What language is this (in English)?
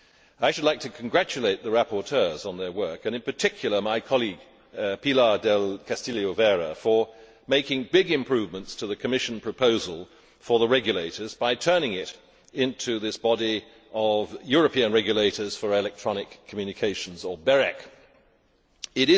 English